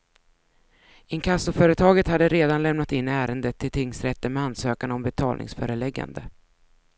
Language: Swedish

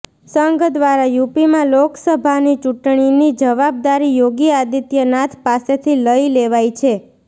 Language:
Gujarati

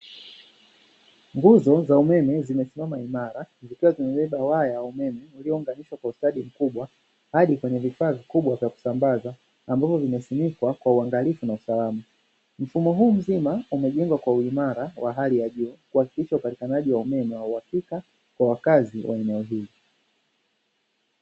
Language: Swahili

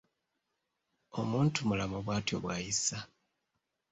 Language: Ganda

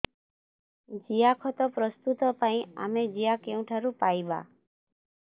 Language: Odia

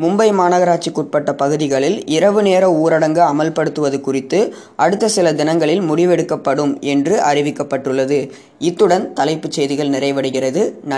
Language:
Gujarati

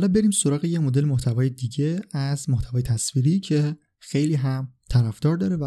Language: Persian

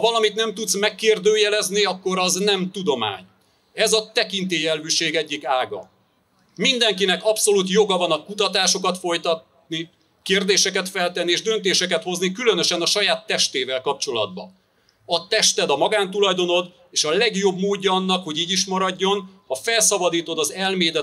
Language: Hungarian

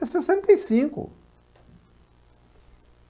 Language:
Portuguese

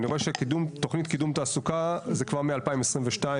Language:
Hebrew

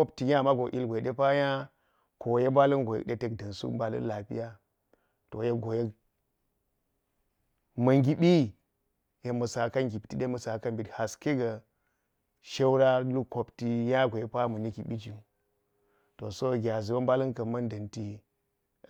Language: Geji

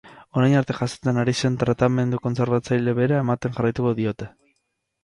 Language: Basque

